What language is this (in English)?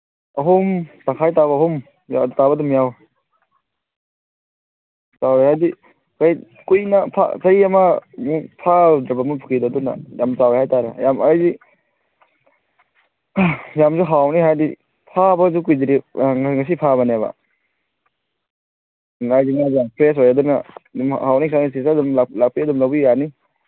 Manipuri